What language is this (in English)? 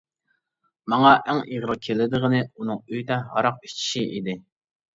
Uyghur